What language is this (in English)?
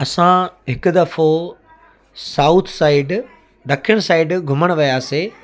Sindhi